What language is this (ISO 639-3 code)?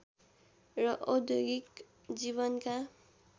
nep